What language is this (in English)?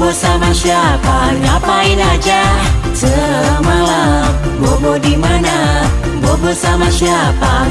Romanian